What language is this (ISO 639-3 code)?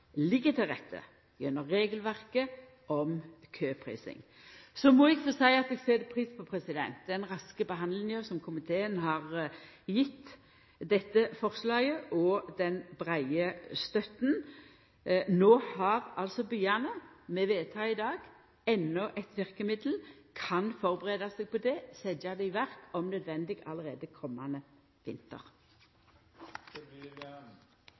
nor